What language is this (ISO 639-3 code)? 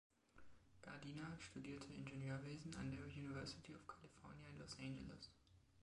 deu